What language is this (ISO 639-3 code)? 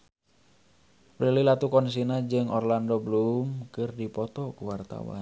sun